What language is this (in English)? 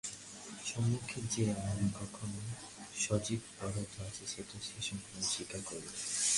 Bangla